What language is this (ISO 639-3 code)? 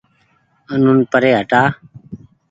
gig